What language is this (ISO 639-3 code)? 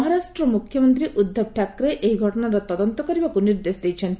ori